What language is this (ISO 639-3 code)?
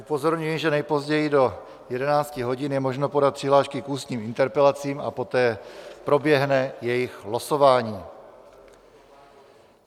ces